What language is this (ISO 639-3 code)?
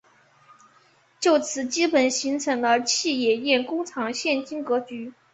zho